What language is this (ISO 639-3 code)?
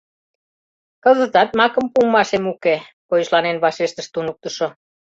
chm